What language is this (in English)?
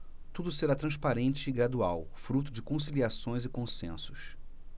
Portuguese